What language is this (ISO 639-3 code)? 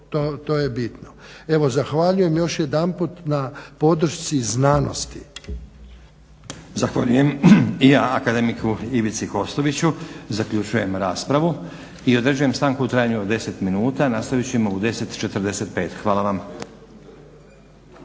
hrv